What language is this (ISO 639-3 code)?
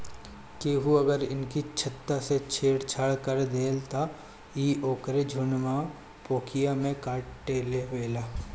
bho